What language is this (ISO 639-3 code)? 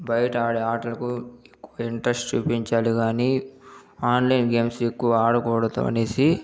tel